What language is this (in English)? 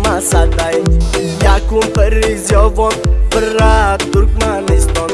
Turkish